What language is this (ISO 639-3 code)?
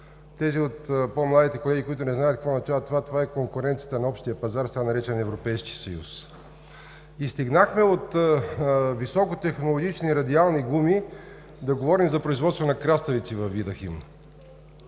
bul